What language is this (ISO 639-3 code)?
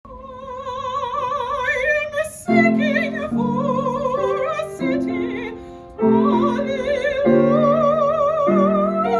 eng